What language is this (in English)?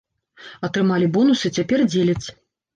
Belarusian